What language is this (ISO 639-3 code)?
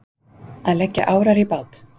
isl